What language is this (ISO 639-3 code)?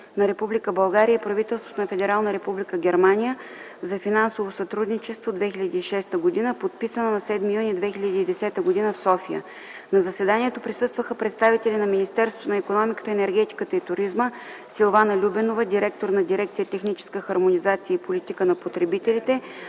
bul